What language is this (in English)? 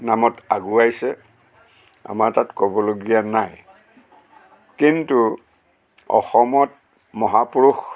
Assamese